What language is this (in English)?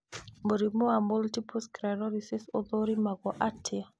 Kikuyu